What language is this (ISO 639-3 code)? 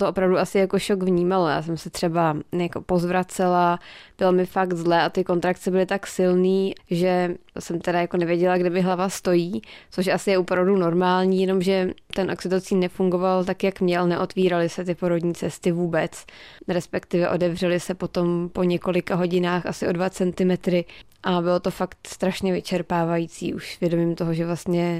ces